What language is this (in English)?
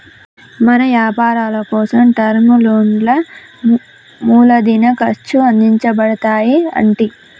Telugu